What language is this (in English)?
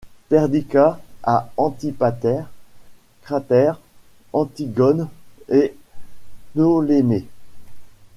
French